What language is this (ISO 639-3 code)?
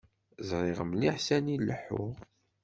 kab